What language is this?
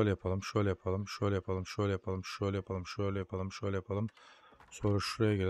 Turkish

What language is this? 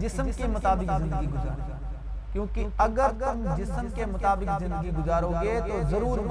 Urdu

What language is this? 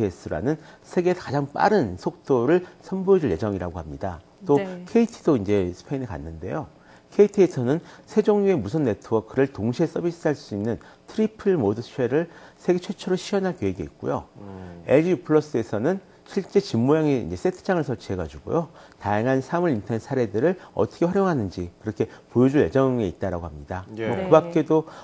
Korean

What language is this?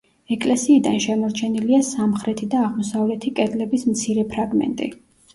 Georgian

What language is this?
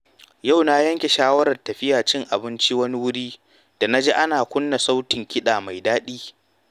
Hausa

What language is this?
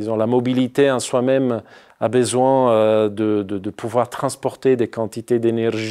French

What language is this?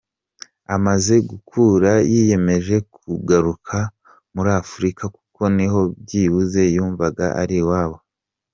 Kinyarwanda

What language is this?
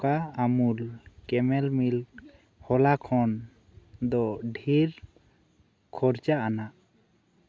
Santali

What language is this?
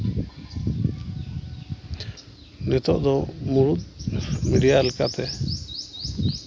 Santali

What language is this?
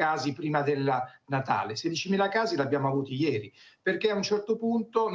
Italian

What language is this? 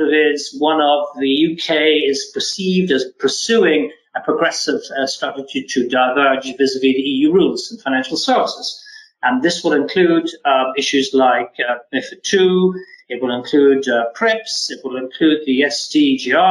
English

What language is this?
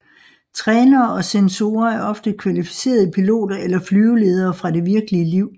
Danish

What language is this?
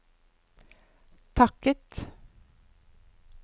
Norwegian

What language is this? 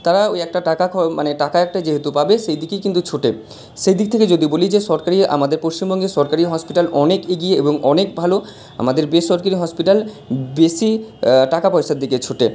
Bangla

